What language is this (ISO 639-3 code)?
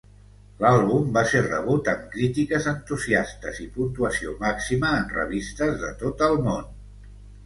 cat